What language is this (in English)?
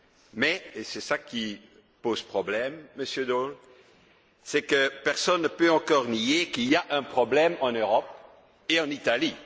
French